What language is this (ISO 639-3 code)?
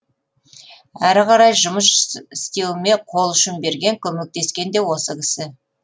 kaz